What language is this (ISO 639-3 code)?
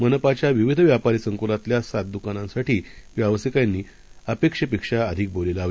mar